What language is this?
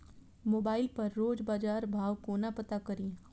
Maithili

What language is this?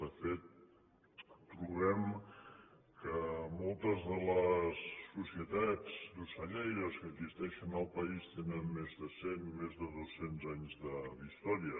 Catalan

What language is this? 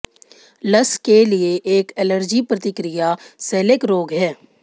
Hindi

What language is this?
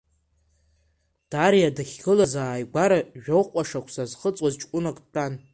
Abkhazian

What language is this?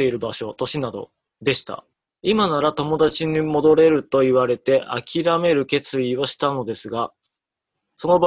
Japanese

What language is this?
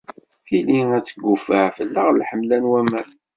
Kabyle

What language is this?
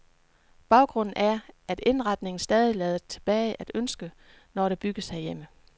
Danish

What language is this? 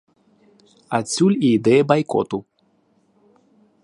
Belarusian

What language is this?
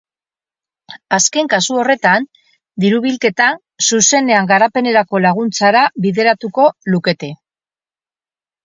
Basque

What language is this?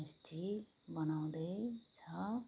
Nepali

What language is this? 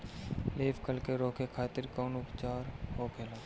Bhojpuri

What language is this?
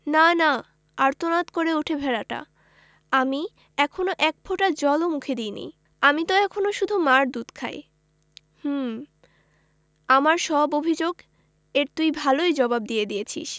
Bangla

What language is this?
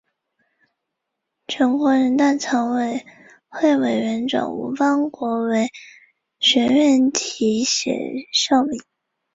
Chinese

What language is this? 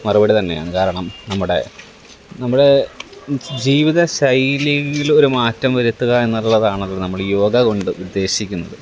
Malayalam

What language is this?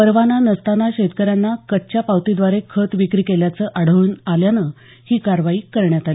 Marathi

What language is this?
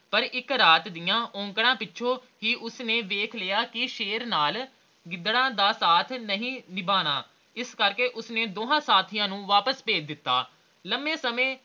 Punjabi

